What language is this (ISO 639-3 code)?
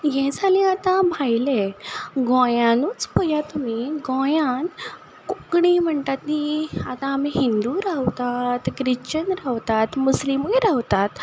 kok